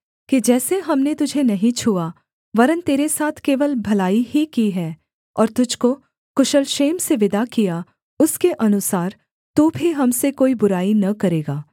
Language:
Hindi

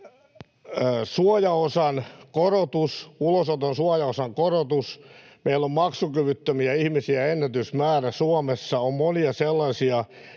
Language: Finnish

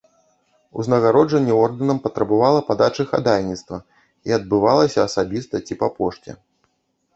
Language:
Belarusian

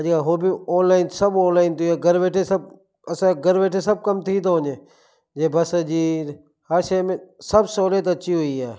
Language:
Sindhi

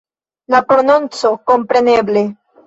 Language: Esperanto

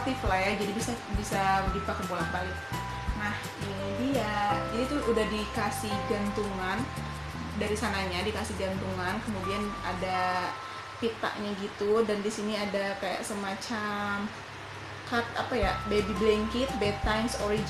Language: Indonesian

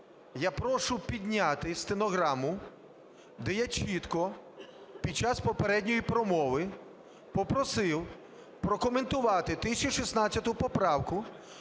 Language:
Ukrainian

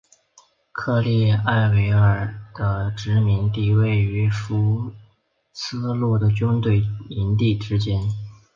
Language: Chinese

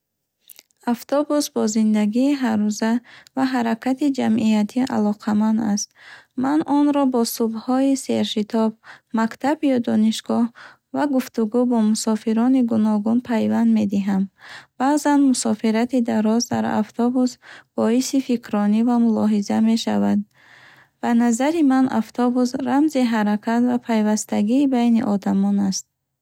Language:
Bukharic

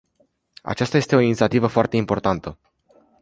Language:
Romanian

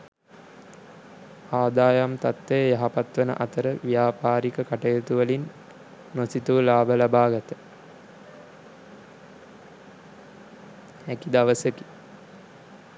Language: Sinhala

